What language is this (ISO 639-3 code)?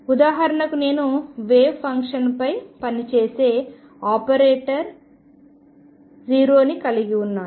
tel